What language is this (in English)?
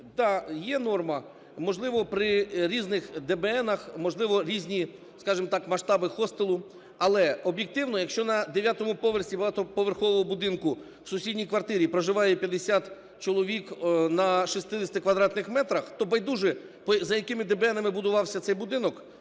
Ukrainian